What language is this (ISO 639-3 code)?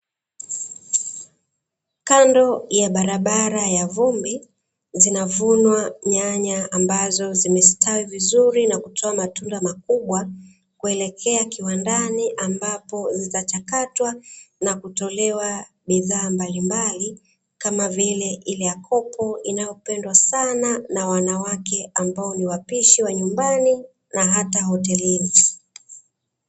swa